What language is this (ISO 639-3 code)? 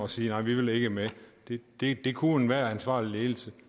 dan